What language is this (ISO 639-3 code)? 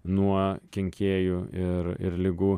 lit